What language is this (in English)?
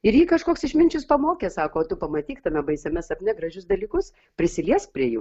Lithuanian